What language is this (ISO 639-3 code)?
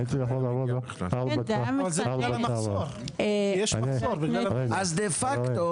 heb